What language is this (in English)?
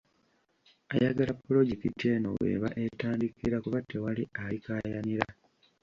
Ganda